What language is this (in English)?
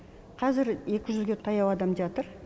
Kazakh